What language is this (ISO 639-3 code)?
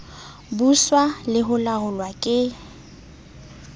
sot